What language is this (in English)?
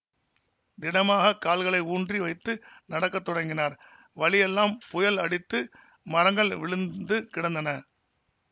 Tamil